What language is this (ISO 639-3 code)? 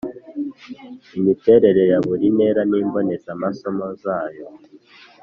kin